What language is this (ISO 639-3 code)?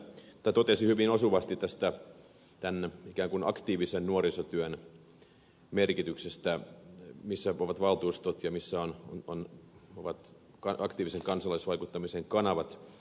fin